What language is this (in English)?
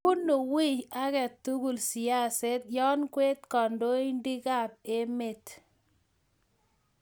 Kalenjin